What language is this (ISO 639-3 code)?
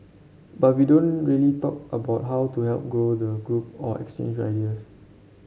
eng